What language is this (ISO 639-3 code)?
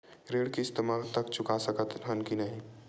hne